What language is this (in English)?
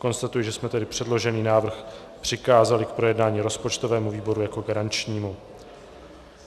Czech